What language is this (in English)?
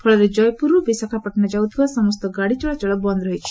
Odia